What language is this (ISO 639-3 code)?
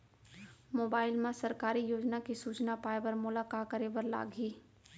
hne